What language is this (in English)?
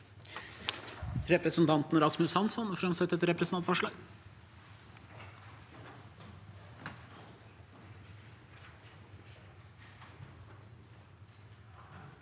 Norwegian